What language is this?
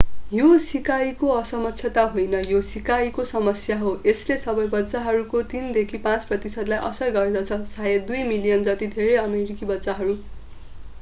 Nepali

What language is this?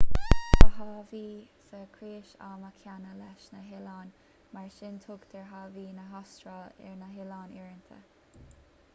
Irish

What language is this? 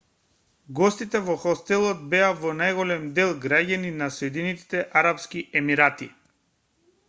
Macedonian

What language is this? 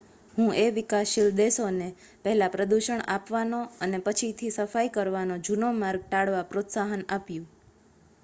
Gujarati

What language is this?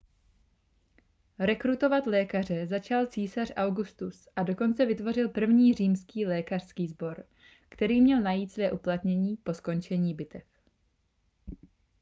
Czech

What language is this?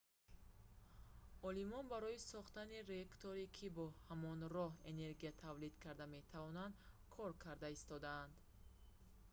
Tajik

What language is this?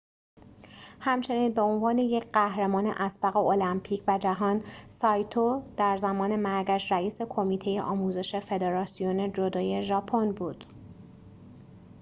Persian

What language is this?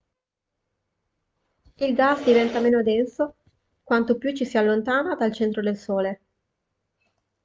Italian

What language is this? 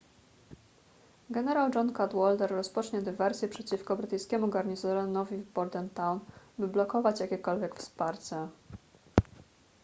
Polish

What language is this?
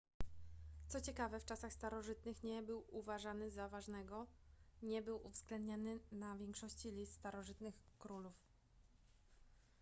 Polish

